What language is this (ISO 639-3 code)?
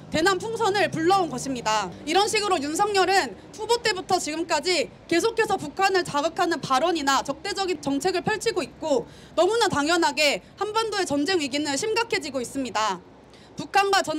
kor